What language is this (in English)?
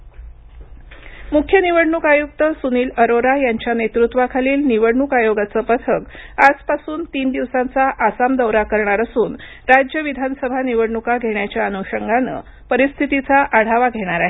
Marathi